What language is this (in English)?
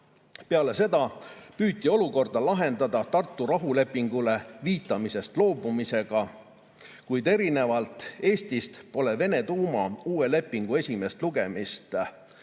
Estonian